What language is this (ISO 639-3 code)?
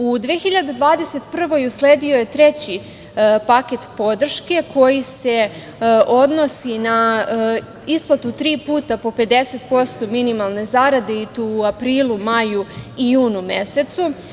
srp